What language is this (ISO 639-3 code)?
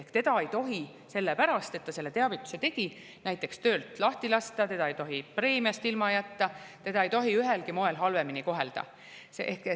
est